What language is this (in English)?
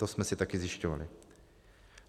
Czech